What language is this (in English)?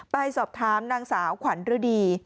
Thai